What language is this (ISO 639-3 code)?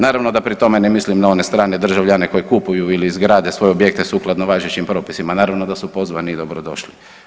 hrv